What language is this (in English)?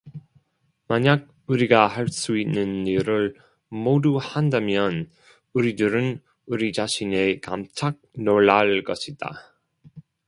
Korean